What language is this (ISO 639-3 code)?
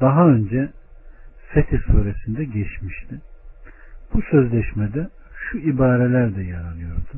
tur